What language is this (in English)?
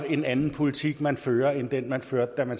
Danish